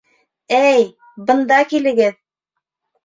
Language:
Bashkir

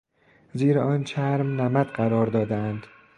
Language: Persian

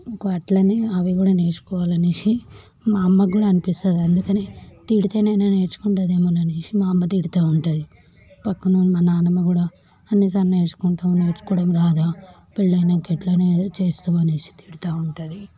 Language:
Telugu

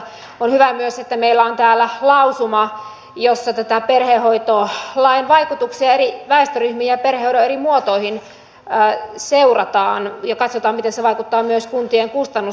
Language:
Finnish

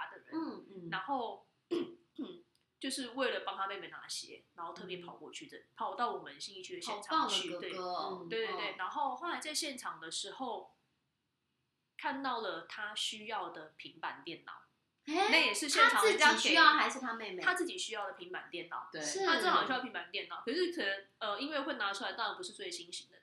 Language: Chinese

